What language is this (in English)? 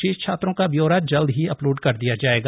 Hindi